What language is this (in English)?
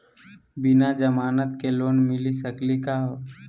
Magahi